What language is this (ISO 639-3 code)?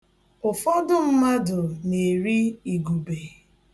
ibo